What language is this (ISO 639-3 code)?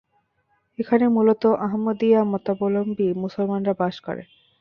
ben